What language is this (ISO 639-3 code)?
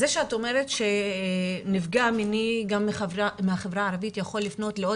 heb